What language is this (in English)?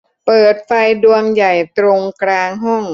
Thai